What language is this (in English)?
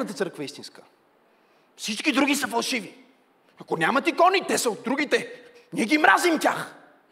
Bulgarian